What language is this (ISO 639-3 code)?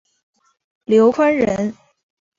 zho